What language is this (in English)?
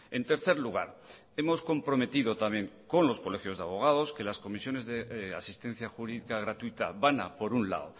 Spanish